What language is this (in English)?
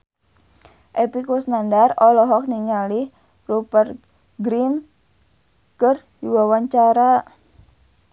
Sundanese